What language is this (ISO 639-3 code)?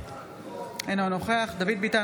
heb